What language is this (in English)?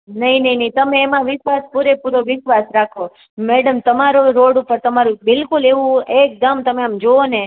Gujarati